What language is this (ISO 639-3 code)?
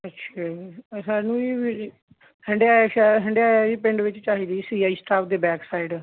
pan